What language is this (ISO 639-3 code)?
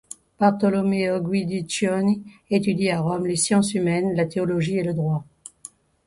fra